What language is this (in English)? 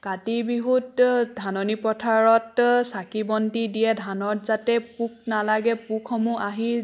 Assamese